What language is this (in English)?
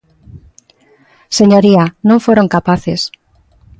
Galician